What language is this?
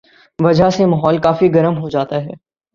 Urdu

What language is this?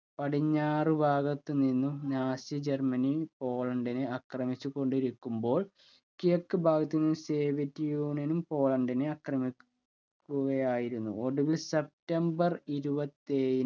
Malayalam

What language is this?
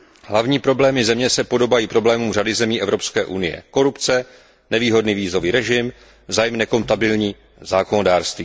Czech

